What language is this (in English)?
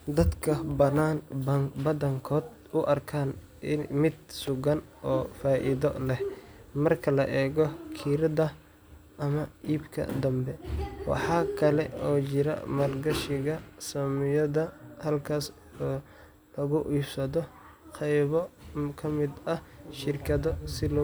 Somali